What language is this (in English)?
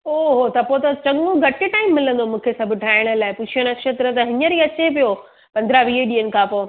Sindhi